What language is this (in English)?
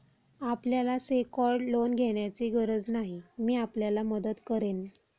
Marathi